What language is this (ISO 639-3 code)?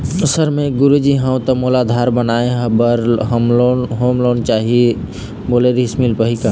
hne